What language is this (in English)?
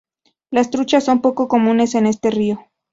Spanish